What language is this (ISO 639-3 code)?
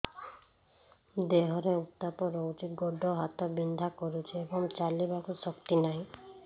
ori